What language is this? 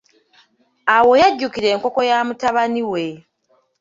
Ganda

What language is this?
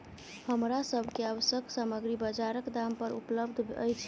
Maithili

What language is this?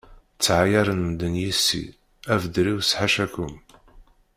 Kabyle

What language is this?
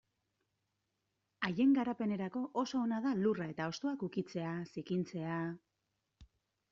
Basque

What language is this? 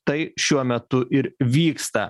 Lithuanian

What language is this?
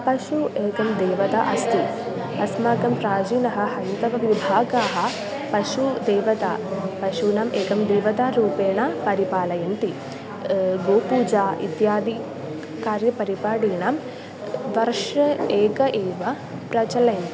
Sanskrit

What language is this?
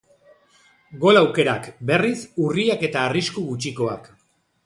Basque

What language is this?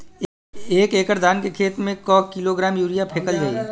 Bhojpuri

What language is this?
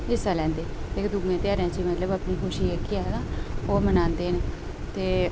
Dogri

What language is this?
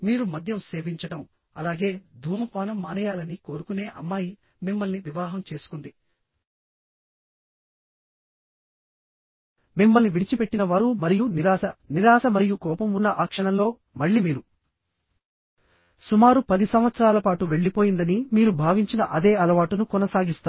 Telugu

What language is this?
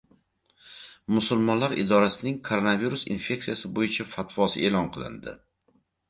Uzbek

